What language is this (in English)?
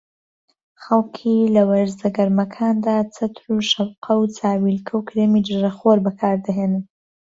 Central Kurdish